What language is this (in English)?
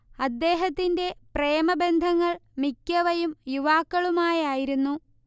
Malayalam